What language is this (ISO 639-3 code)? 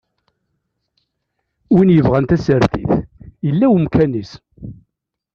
kab